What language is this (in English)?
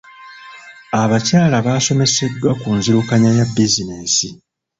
Ganda